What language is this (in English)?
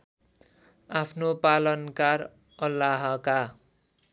Nepali